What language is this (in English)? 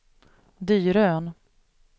Swedish